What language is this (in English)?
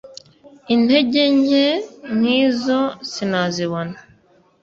Kinyarwanda